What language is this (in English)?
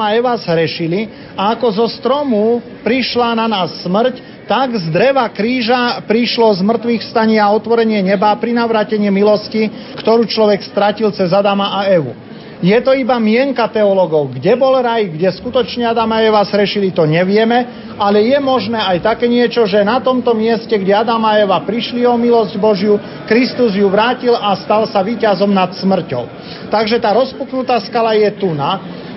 Slovak